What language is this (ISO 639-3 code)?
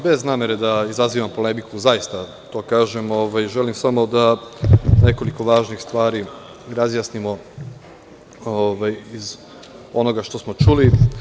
srp